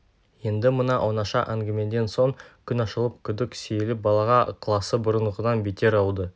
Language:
Kazakh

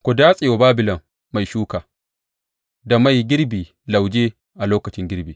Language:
Hausa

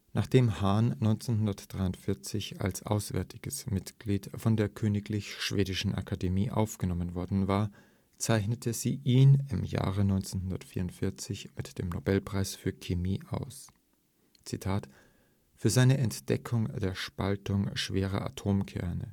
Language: German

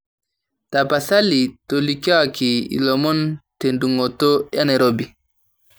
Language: Masai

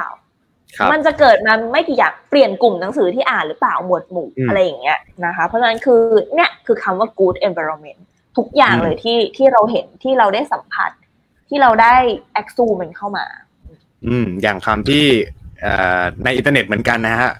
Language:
Thai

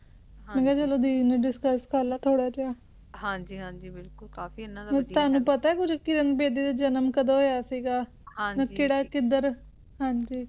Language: Punjabi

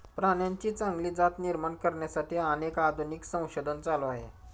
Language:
Marathi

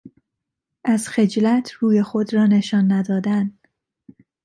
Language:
Persian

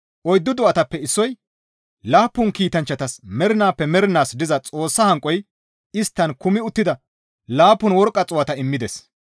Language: Gamo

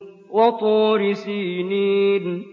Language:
Arabic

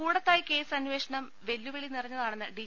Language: Malayalam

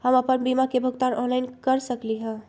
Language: Magahi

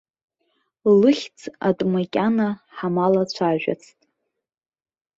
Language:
Abkhazian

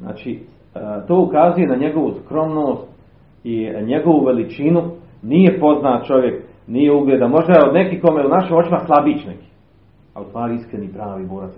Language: Croatian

